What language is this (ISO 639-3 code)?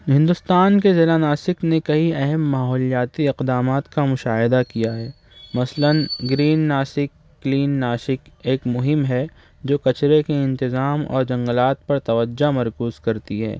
urd